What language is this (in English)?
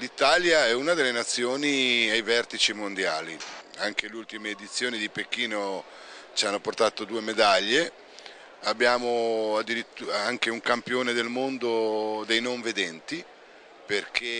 Italian